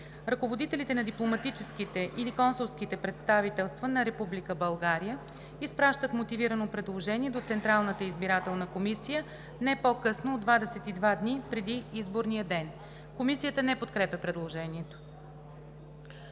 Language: Bulgarian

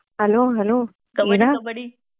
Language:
Marathi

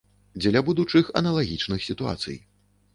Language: Belarusian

